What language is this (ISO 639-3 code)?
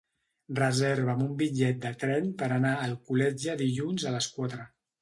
cat